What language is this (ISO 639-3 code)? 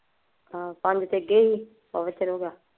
pan